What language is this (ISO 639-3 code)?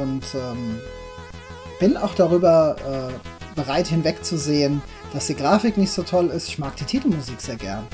deu